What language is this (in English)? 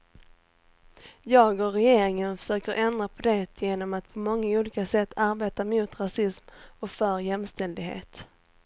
Swedish